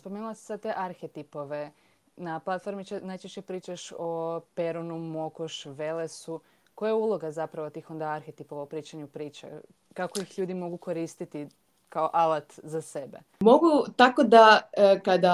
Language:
Croatian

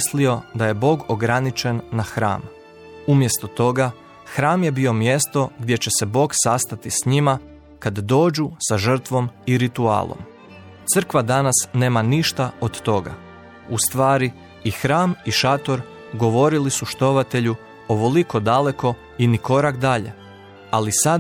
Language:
Croatian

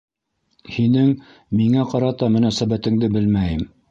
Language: Bashkir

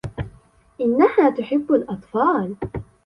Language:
Arabic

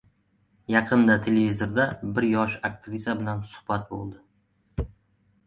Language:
Uzbek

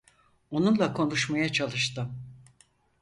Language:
Turkish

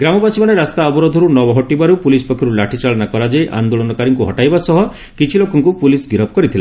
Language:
Odia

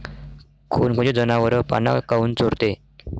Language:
Marathi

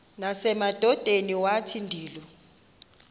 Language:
Xhosa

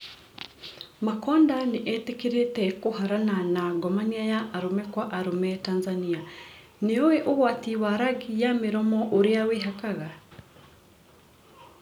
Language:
Kikuyu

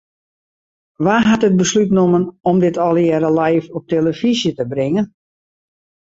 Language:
Western Frisian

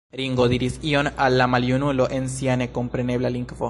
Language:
Esperanto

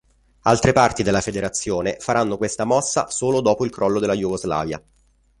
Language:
Italian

